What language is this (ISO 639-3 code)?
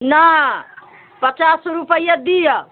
mai